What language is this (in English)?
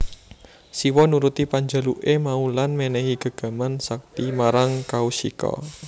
Javanese